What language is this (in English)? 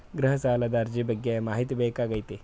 Kannada